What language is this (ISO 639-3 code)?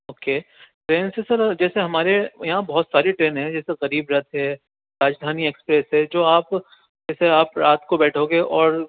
urd